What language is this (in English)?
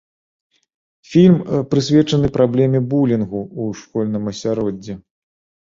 Belarusian